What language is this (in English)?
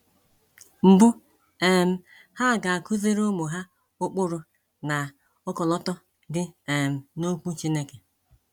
Igbo